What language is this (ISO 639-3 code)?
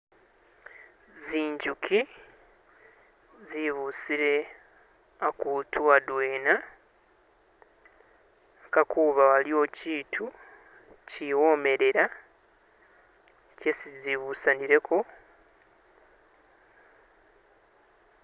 myx